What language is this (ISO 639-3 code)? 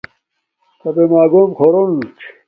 dmk